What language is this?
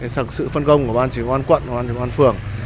Vietnamese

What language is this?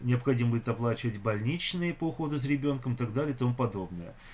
Russian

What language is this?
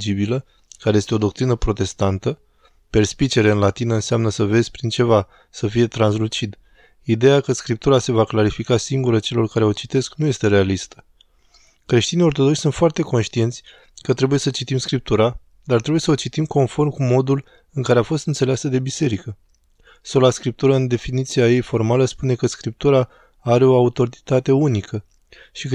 Romanian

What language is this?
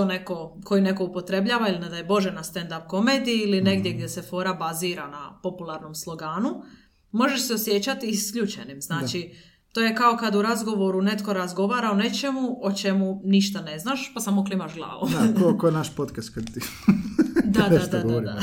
Croatian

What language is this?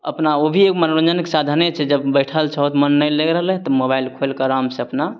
Maithili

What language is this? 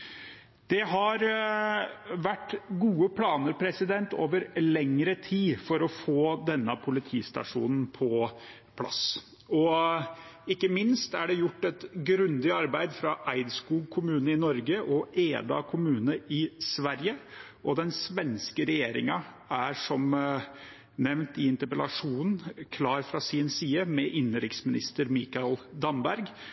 Norwegian Bokmål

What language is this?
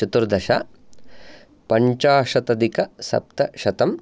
Sanskrit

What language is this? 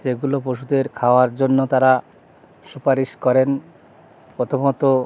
Bangla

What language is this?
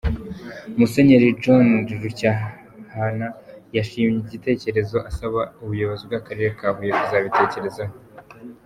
Kinyarwanda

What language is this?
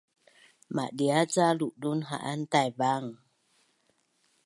Bunun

